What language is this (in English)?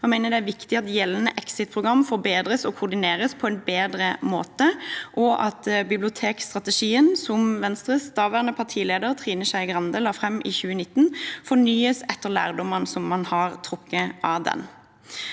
Norwegian